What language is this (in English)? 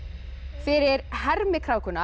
Icelandic